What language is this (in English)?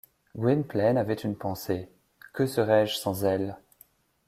French